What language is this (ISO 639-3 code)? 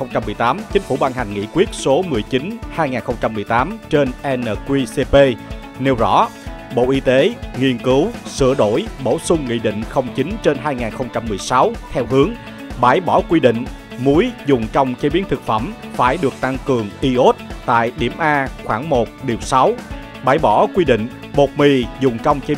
vie